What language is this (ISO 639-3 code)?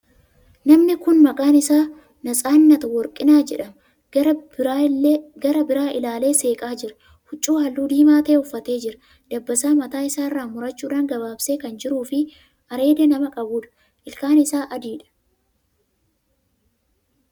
orm